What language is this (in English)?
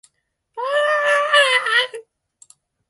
Japanese